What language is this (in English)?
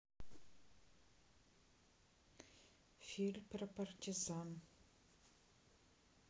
Russian